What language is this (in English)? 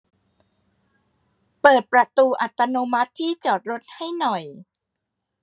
Thai